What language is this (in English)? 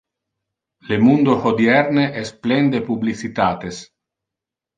Interlingua